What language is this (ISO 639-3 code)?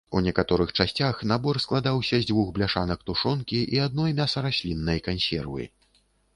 bel